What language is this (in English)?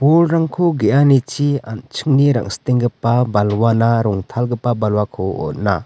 Garo